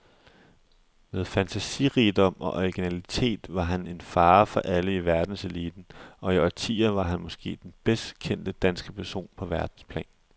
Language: Danish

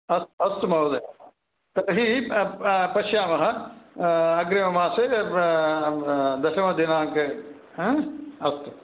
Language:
Sanskrit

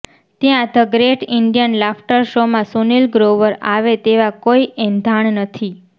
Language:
Gujarati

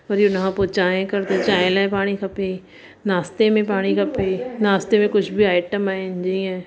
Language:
Sindhi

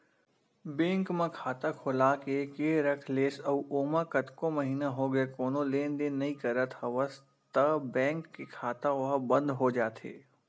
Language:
Chhattisgarhi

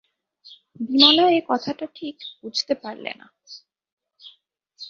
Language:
Bangla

